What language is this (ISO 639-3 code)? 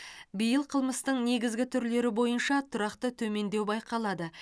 kaz